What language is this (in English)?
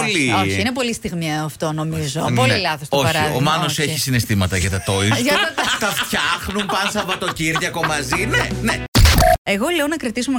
Greek